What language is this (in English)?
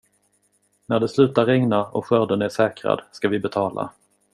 Swedish